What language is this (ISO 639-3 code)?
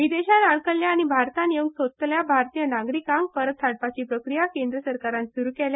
kok